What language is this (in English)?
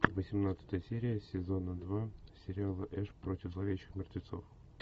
Russian